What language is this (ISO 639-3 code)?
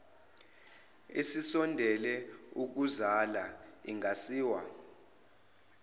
zul